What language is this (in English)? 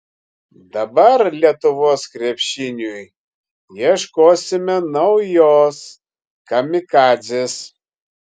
Lithuanian